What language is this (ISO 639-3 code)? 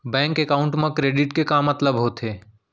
hne